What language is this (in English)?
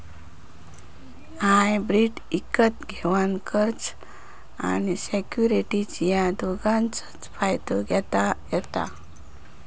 Marathi